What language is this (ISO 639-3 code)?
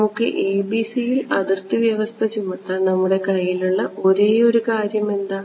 mal